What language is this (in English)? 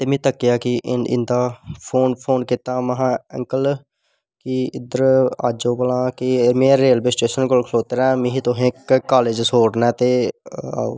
Dogri